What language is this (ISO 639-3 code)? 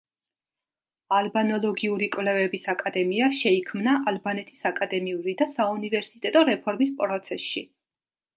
kat